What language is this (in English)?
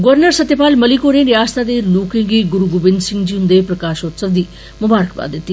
Dogri